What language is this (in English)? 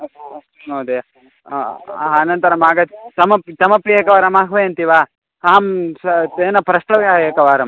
Sanskrit